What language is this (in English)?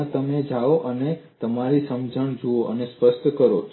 Gujarati